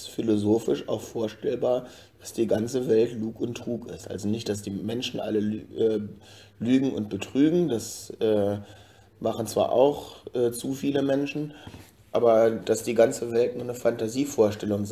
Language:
German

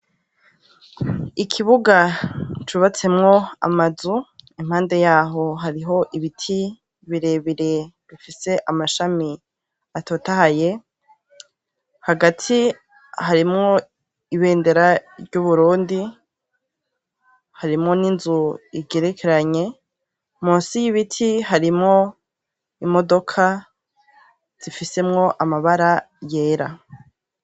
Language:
Rundi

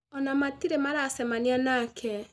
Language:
Kikuyu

